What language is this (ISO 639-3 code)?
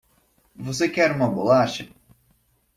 por